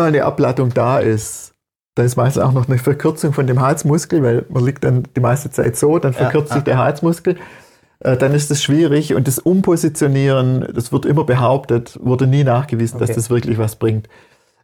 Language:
German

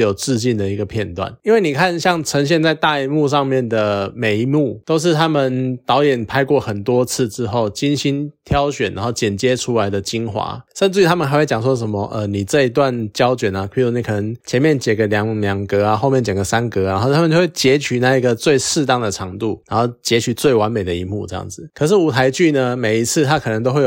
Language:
Chinese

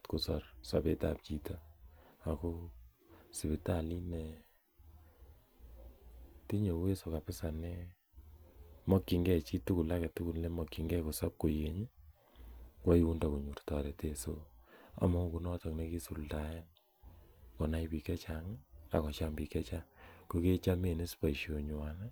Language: Kalenjin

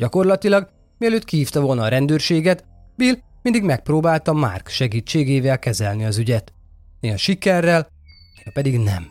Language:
Hungarian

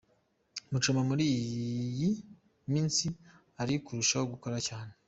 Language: Kinyarwanda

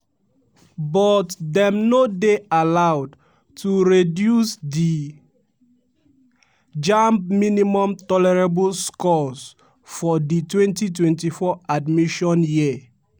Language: Nigerian Pidgin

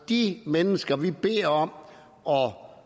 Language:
Danish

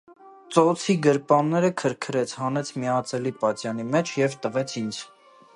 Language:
Armenian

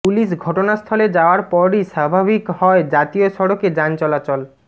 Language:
Bangla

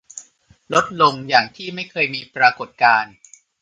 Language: Thai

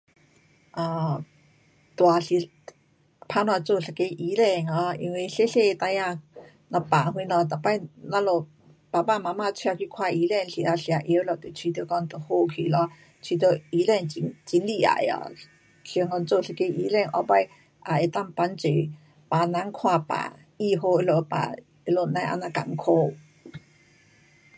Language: Pu-Xian Chinese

